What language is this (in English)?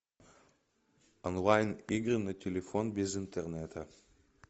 Russian